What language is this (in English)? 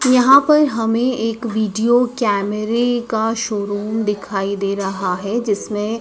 Hindi